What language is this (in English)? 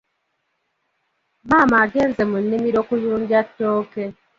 Ganda